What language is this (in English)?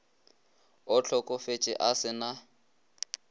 Northern Sotho